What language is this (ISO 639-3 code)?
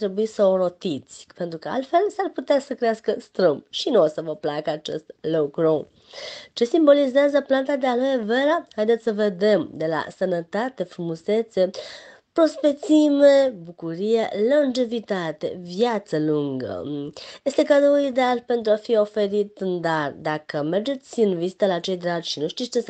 ron